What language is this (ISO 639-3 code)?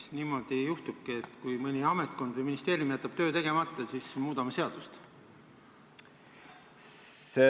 est